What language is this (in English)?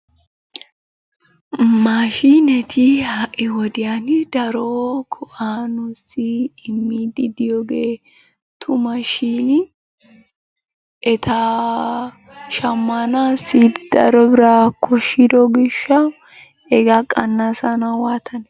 Wolaytta